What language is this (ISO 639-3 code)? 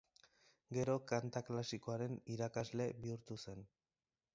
eus